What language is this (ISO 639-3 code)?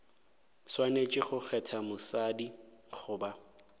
nso